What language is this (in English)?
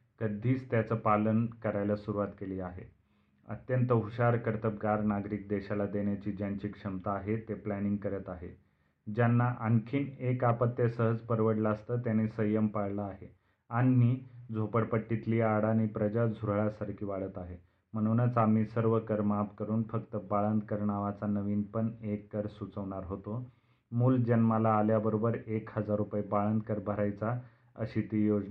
Marathi